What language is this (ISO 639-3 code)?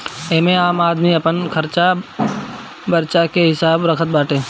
bho